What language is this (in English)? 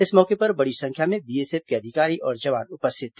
Hindi